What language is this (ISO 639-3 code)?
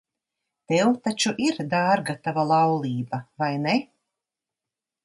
lav